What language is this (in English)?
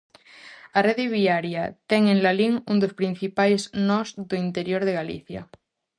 Galician